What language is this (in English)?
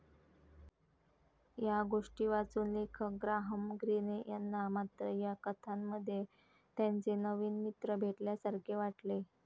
Marathi